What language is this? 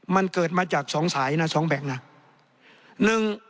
Thai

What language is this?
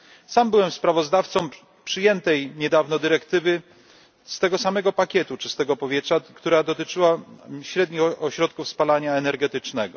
Polish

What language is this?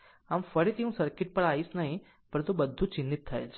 Gujarati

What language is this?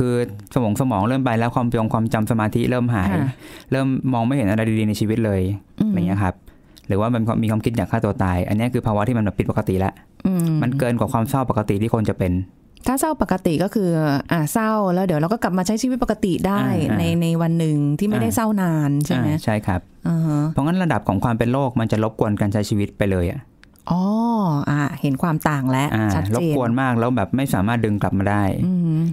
Thai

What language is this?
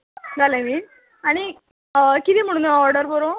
Konkani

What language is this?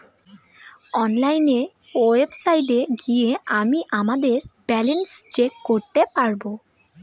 Bangla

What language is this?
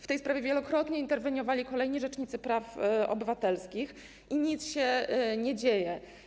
Polish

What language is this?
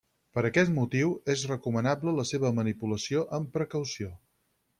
Catalan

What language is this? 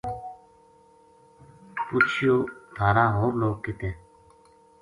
Gujari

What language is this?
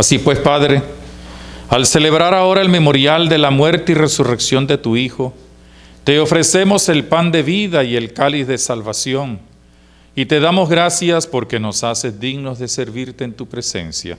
Spanish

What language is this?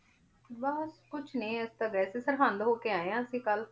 Punjabi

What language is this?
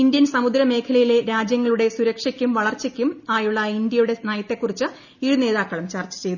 Malayalam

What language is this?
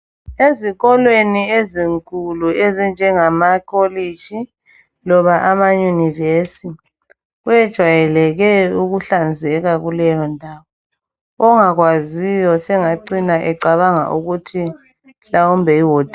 North Ndebele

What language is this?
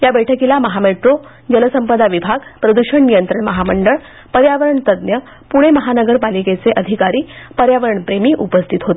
Marathi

